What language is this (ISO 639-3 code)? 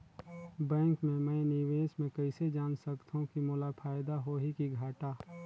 hne